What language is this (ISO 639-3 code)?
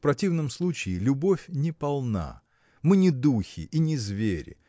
rus